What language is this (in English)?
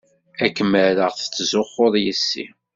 Kabyle